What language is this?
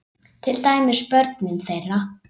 Icelandic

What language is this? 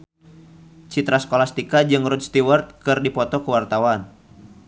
Sundanese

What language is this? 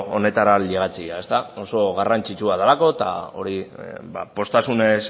Basque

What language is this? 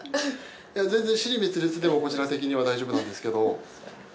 Japanese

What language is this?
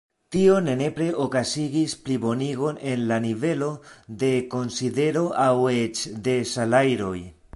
Esperanto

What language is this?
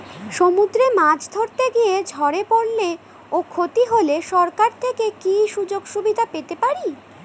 Bangla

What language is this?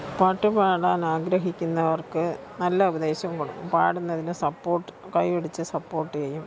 Malayalam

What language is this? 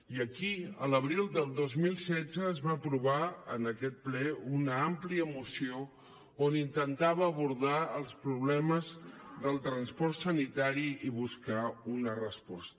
Catalan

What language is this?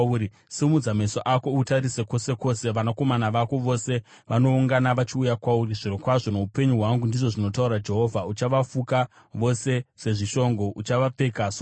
Shona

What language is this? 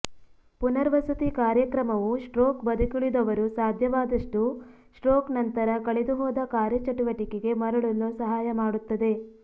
Kannada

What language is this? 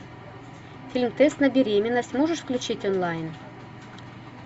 Russian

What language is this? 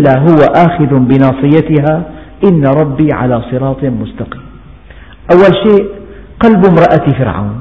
Arabic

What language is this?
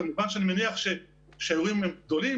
Hebrew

